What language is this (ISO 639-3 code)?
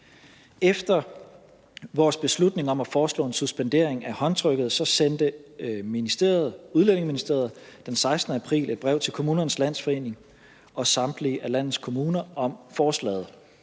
dan